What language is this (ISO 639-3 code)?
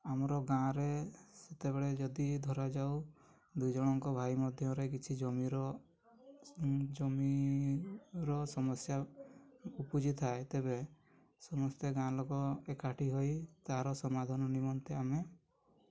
ori